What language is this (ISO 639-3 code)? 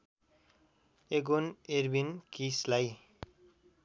nep